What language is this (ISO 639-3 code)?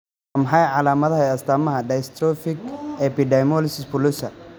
som